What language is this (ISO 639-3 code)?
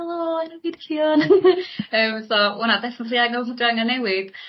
cym